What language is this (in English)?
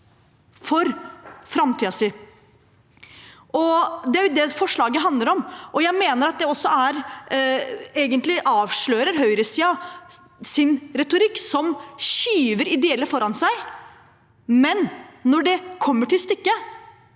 Norwegian